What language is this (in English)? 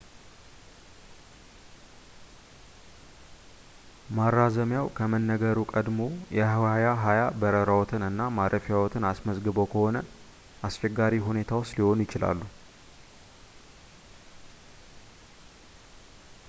Amharic